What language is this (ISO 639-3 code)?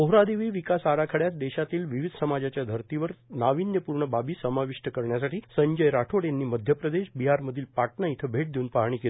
mar